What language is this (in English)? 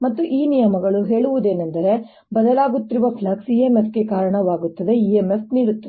Kannada